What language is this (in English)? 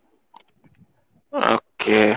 Odia